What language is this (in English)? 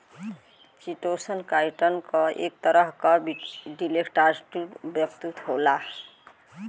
Bhojpuri